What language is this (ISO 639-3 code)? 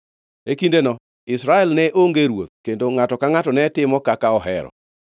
luo